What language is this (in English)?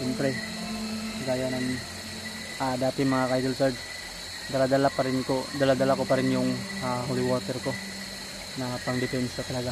Filipino